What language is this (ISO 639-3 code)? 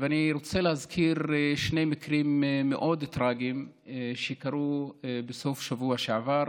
heb